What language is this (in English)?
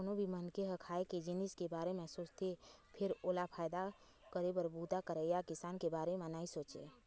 Chhattisgarhi